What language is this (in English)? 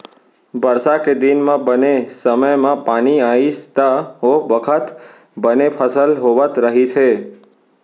Chhattisgarhi